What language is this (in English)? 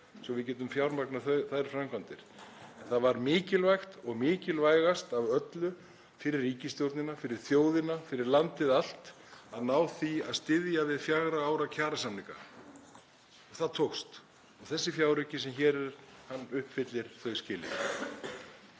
Icelandic